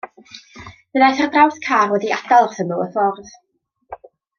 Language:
Welsh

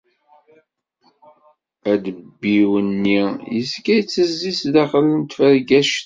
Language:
Kabyle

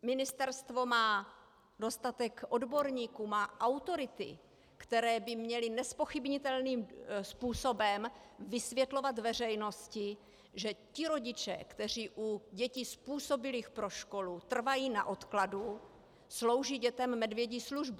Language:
Czech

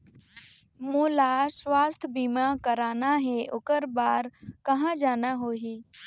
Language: Chhattisgarhi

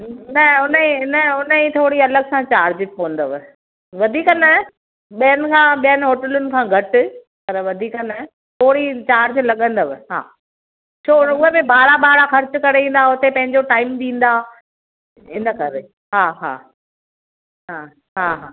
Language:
Sindhi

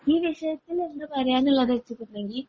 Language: Malayalam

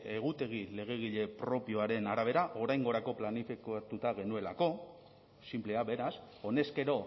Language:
Basque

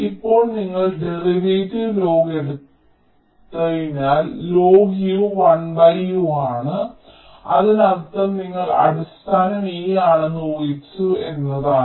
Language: Malayalam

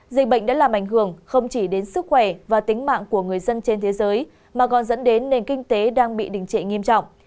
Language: Vietnamese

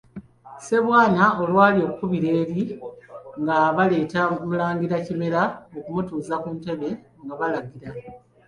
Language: Ganda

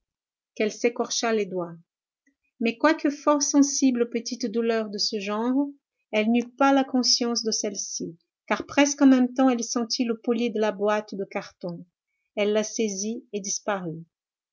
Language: French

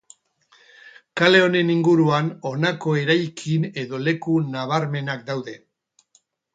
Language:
Basque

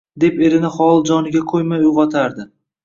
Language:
Uzbek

